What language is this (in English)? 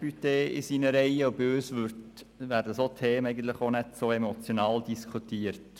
Swiss German